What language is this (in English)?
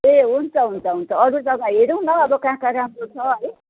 Nepali